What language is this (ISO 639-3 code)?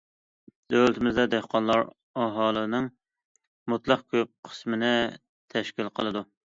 uig